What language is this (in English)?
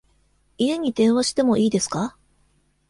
Japanese